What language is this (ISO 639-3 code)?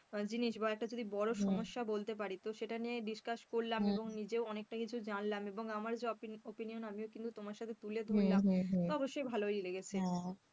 ben